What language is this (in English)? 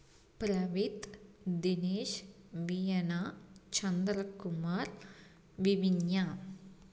Tamil